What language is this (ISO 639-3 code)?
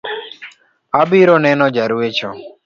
luo